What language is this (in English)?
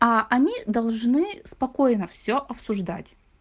Russian